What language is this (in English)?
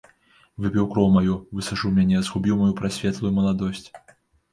Belarusian